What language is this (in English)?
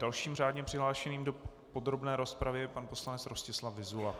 Czech